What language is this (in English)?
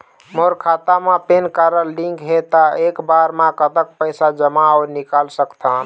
Chhattisgarhi